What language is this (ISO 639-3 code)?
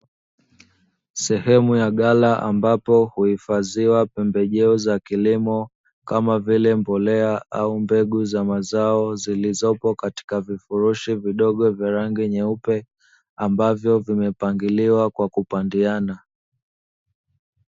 swa